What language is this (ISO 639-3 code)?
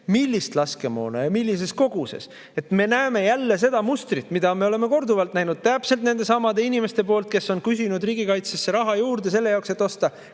est